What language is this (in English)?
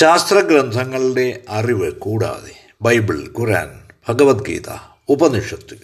Malayalam